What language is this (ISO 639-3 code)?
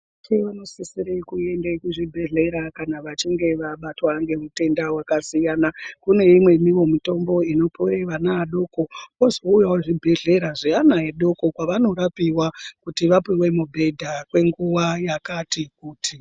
ndc